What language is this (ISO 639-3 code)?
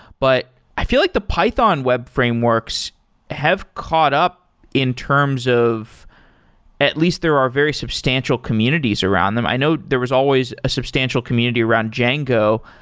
eng